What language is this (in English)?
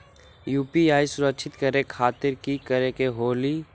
Magahi